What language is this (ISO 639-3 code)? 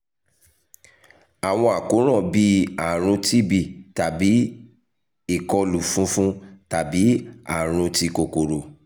yor